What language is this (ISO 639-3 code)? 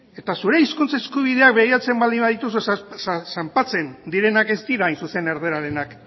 eus